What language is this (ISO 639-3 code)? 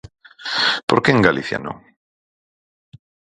glg